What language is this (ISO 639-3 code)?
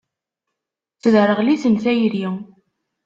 kab